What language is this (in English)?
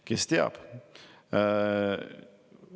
Estonian